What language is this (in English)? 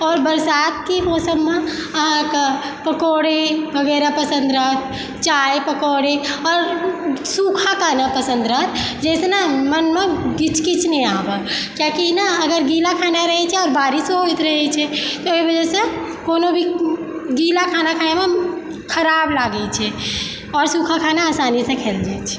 Maithili